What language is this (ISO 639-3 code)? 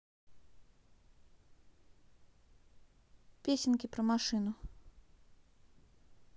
rus